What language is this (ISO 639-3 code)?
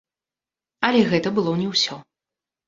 bel